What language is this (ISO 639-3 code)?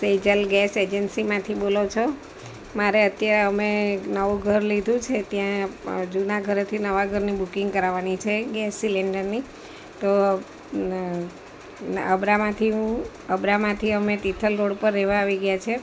guj